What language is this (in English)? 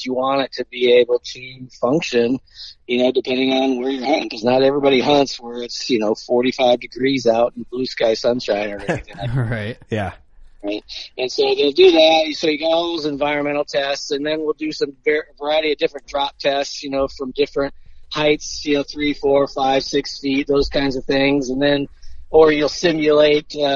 English